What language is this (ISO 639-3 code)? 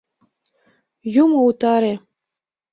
chm